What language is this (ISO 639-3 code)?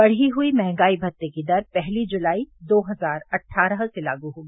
hin